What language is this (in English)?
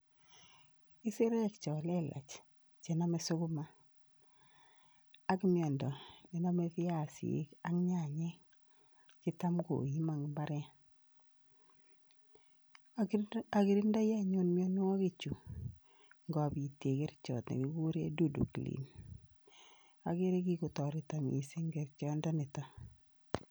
Kalenjin